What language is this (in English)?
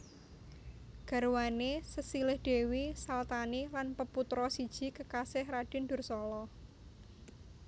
Javanese